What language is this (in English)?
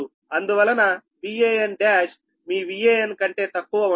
Telugu